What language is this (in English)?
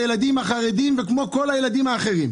Hebrew